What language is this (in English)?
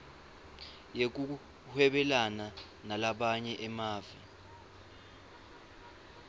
Swati